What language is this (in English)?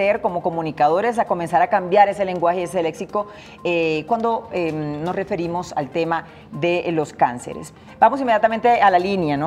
Spanish